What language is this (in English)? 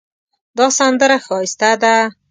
Pashto